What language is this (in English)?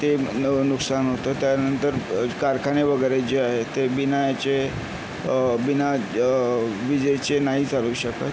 Marathi